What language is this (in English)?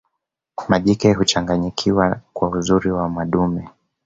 Swahili